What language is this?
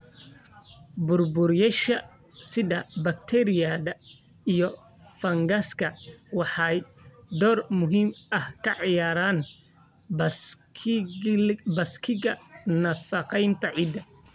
Somali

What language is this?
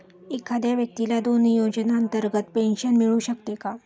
Marathi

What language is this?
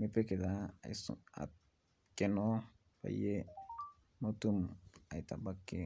Masai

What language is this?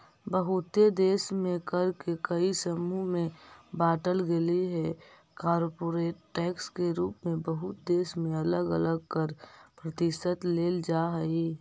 Magahi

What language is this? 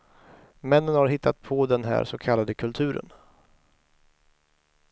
Swedish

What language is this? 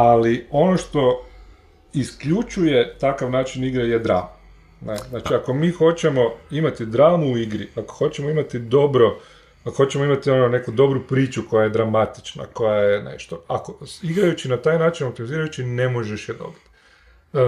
Croatian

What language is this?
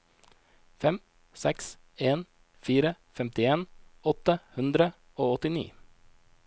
Norwegian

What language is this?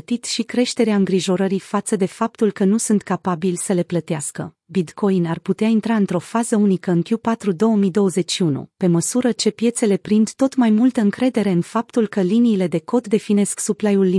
Romanian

